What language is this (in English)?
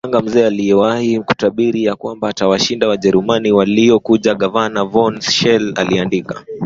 Swahili